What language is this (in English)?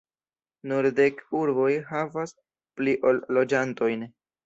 Esperanto